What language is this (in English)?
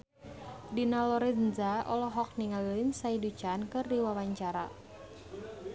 Sundanese